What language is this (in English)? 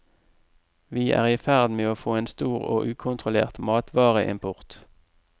Norwegian